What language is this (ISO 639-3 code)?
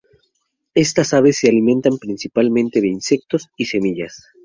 spa